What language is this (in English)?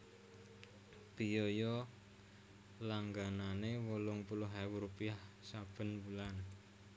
Javanese